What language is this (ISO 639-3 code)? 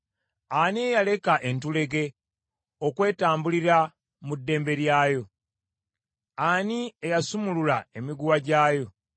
lug